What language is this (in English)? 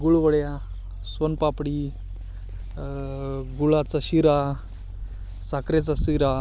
Marathi